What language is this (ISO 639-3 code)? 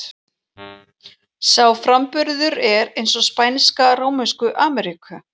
isl